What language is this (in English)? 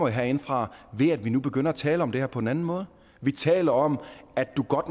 Danish